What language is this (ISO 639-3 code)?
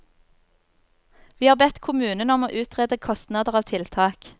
nor